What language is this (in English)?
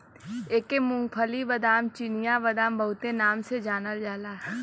Bhojpuri